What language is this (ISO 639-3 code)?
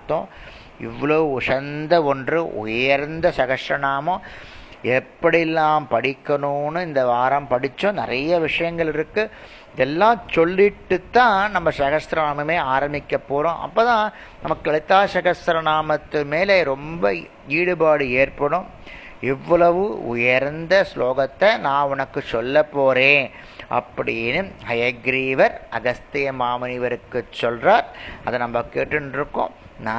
tam